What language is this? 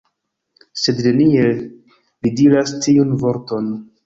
Esperanto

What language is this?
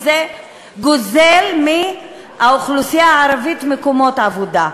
Hebrew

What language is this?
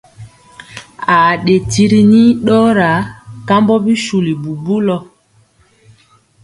Mpiemo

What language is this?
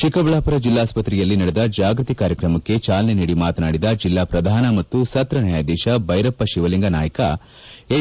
Kannada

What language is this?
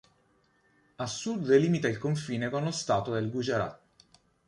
Italian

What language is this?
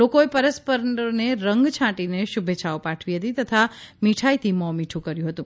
Gujarati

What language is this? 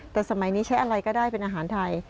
Thai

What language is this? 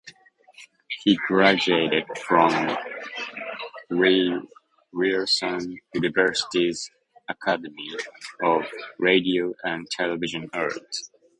English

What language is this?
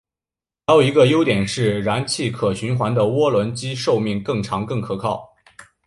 Chinese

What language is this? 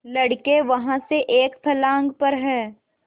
Hindi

